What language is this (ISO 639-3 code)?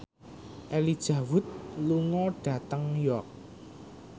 jav